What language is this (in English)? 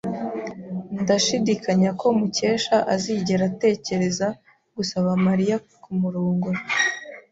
Kinyarwanda